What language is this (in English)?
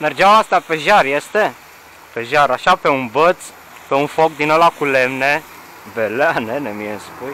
Romanian